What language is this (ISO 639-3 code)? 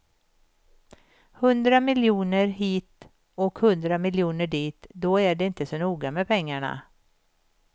swe